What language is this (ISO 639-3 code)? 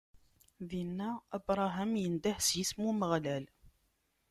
kab